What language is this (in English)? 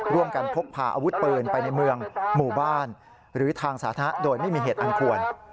Thai